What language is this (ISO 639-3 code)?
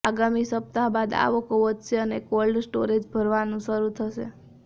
guj